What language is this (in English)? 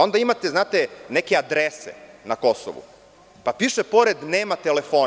Serbian